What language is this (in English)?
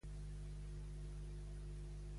Catalan